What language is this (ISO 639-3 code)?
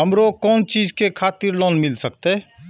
mai